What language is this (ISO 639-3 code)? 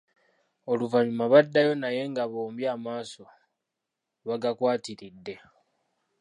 lug